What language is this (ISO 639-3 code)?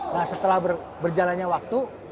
ind